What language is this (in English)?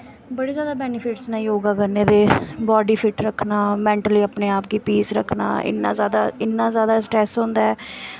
Dogri